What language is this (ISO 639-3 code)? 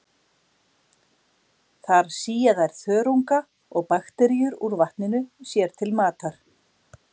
isl